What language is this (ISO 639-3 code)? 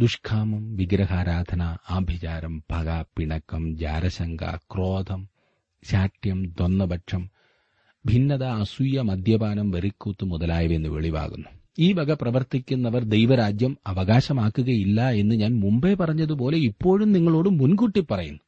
mal